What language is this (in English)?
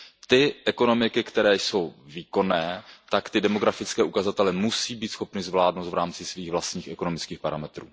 Czech